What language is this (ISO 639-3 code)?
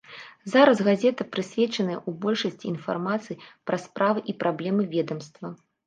bel